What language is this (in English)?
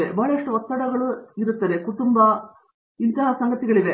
Kannada